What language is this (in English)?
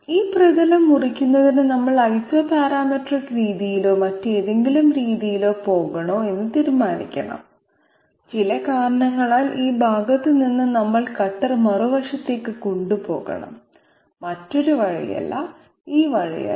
Malayalam